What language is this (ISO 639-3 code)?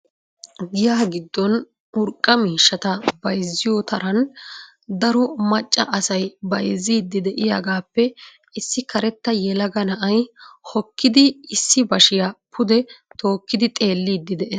wal